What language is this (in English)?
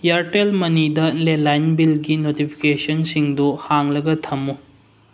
Manipuri